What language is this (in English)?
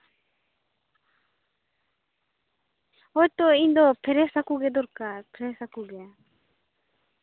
Santali